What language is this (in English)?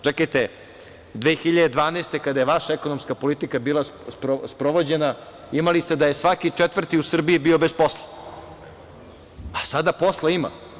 Serbian